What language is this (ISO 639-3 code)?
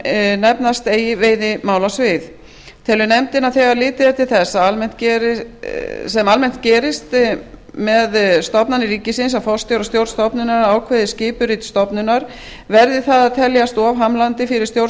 isl